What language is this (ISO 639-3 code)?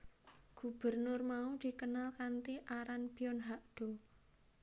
jav